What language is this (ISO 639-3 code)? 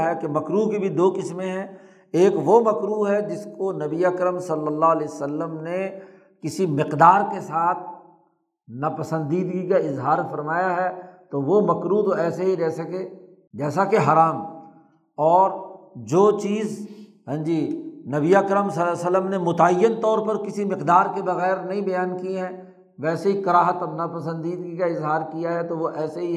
urd